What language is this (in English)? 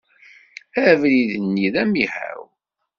Kabyle